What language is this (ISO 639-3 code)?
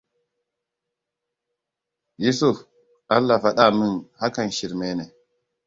hau